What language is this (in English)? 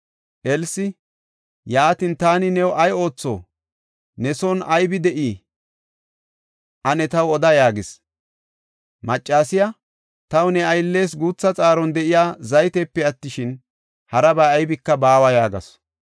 Gofa